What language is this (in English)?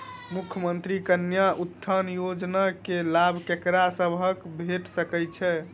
Maithili